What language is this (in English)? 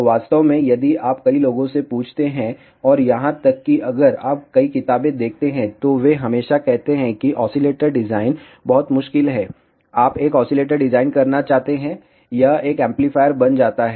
Hindi